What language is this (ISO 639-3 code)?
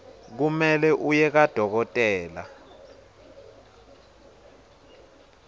ssw